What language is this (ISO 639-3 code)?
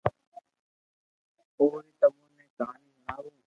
lrk